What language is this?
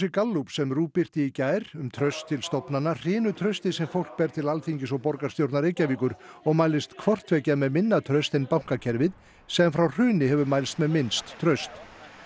Icelandic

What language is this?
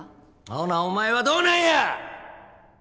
Japanese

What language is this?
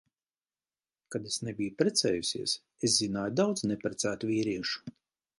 Latvian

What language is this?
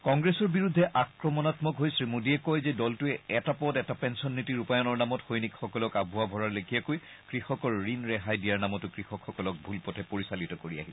Assamese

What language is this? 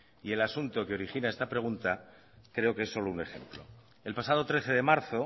Spanish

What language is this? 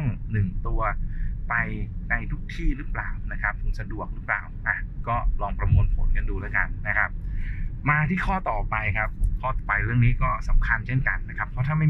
Thai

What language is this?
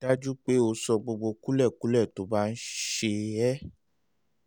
Yoruba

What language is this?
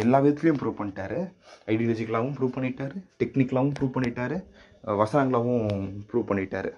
Tamil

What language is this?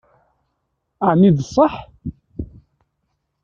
Kabyle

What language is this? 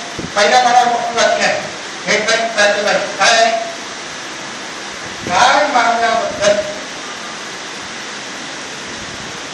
Marathi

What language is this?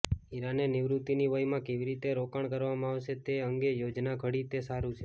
Gujarati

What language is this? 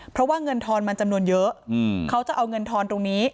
Thai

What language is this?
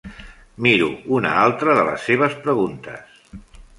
Catalan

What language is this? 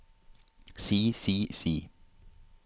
Norwegian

